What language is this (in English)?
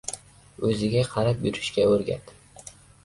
Uzbek